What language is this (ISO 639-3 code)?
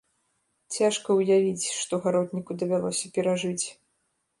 bel